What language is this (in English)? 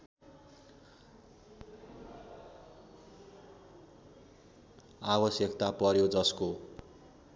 Nepali